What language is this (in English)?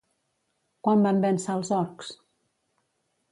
Catalan